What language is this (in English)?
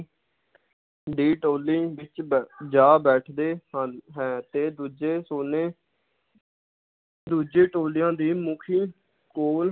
Punjabi